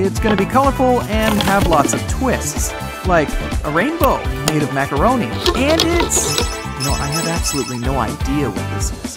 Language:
English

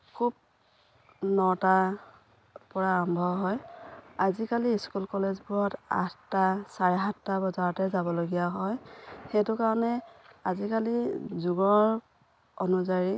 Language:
Assamese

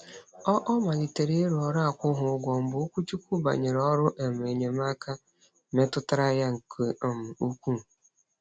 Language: Igbo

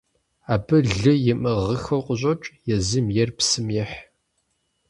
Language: Kabardian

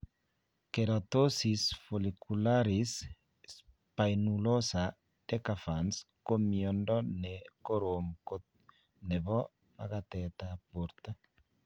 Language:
Kalenjin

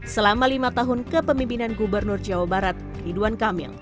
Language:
Indonesian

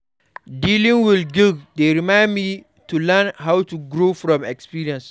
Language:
Nigerian Pidgin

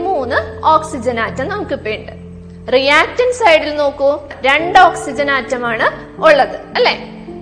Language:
Malayalam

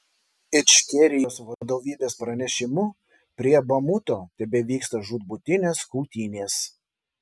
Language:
Lithuanian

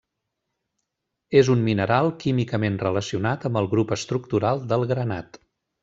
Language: Catalan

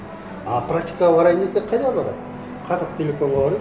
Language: Kazakh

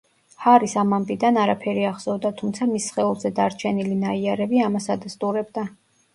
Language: Georgian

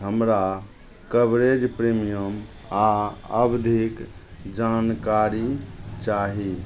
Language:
Maithili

